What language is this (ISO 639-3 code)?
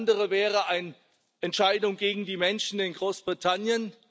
deu